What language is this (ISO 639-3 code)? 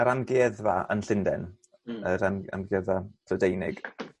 cym